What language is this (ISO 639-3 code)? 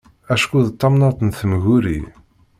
kab